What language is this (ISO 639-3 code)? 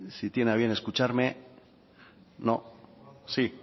spa